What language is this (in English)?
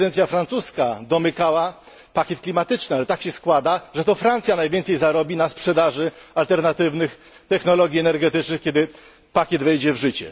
Polish